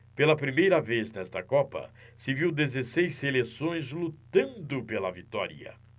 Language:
Portuguese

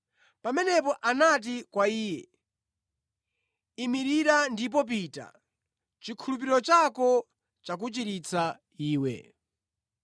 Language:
Nyanja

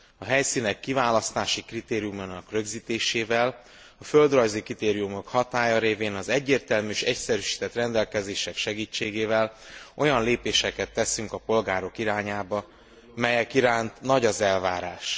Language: Hungarian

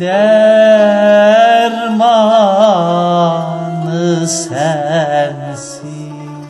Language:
Turkish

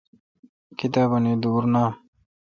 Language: Kalkoti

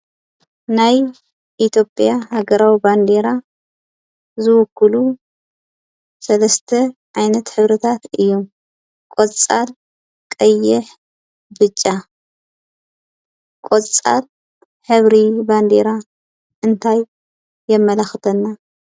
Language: Tigrinya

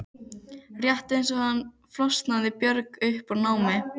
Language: Icelandic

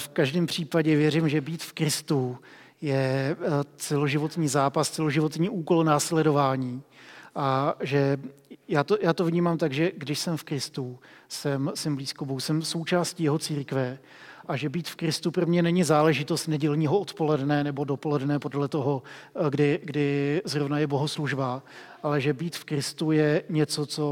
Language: Czech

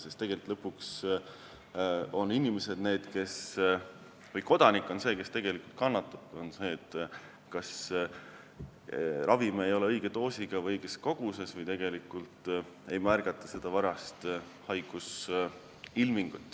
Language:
Estonian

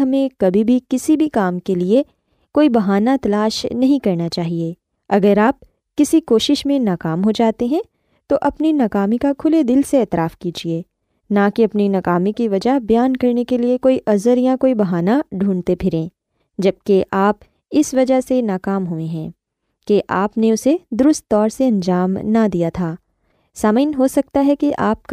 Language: Urdu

